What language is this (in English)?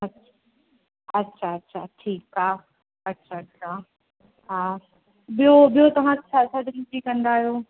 Sindhi